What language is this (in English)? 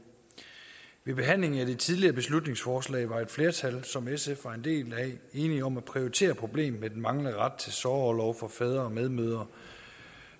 Danish